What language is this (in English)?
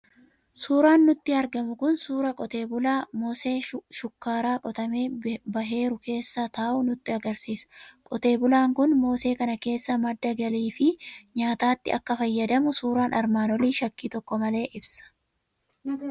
Oromo